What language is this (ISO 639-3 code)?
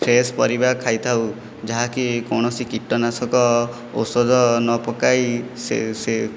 ori